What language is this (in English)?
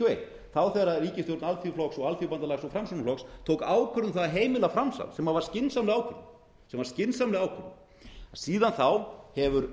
Icelandic